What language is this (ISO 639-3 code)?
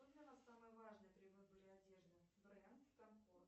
rus